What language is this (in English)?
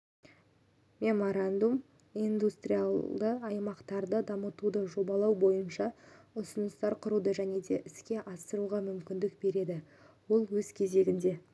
Kazakh